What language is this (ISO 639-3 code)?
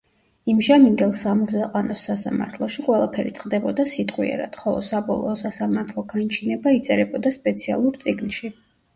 kat